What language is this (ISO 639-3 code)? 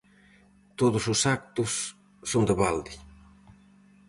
glg